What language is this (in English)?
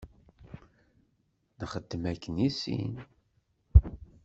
Kabyle